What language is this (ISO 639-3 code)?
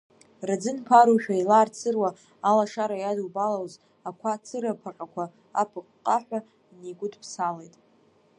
abk